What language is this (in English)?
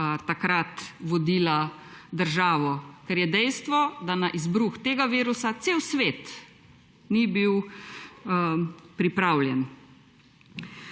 Slovenian